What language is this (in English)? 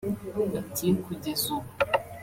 Kinyarwanda